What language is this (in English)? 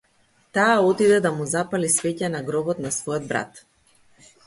Macedonian